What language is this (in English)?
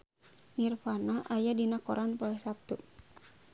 Sundanese